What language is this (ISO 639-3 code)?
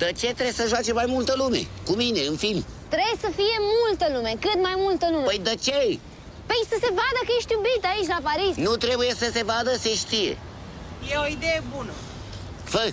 ron